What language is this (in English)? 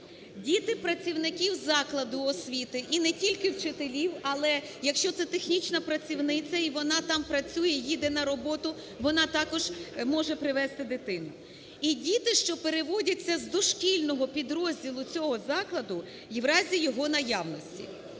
Ukrainian